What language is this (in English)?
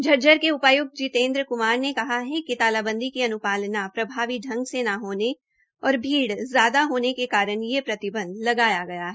Hindi